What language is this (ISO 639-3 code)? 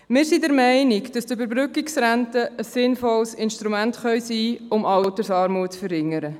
gsw